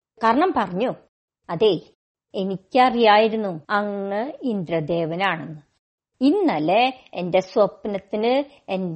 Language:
Malayalam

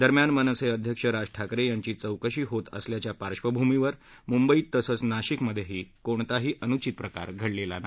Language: Marathi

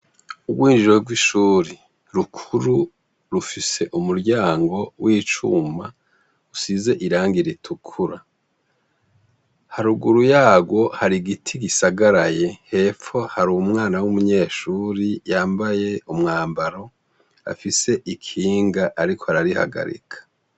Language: Rundi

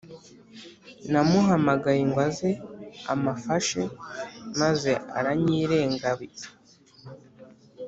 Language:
Kinyarwanda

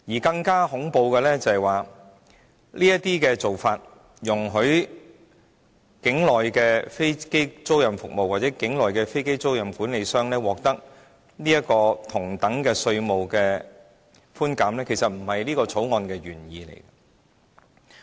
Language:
Cantonese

